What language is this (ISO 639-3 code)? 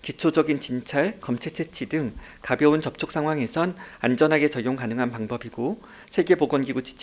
kor